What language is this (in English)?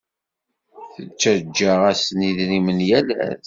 Kabyle